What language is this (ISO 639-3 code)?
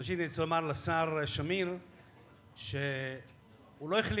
heb